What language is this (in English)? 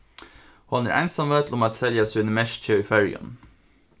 Faroese